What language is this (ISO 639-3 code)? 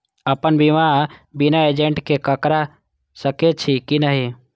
mai